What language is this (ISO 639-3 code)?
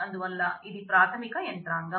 tel